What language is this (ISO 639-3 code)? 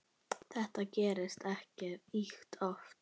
isl